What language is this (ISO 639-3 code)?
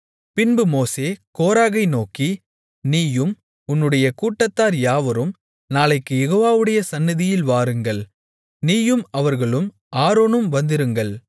tam